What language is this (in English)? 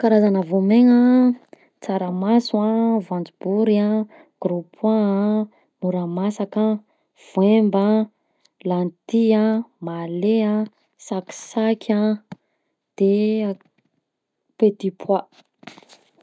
Southern Betsimisaraka Malagasy